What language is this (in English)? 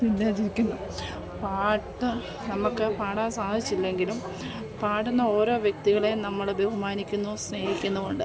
Malayalam